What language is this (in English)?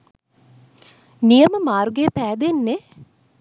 Sinhala